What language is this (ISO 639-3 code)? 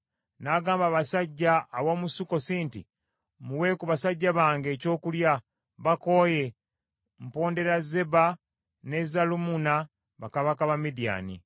lug